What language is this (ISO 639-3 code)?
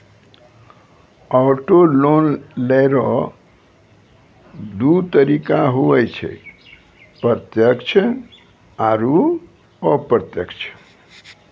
mai